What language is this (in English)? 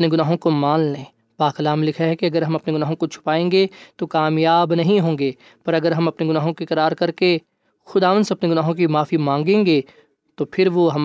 Urdu